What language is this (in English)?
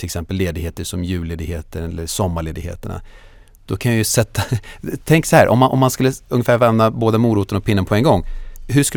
Swedish